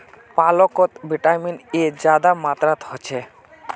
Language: Magahi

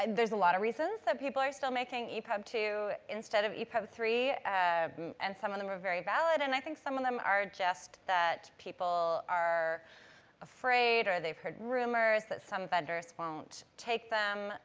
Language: English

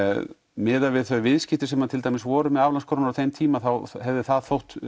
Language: Icelandic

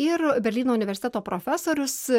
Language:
Lithuanian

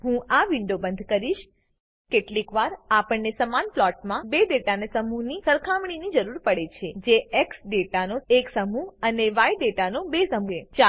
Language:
Gujarati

